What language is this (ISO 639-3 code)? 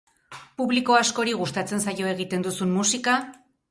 eus